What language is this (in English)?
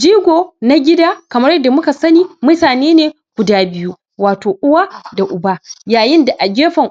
Hausa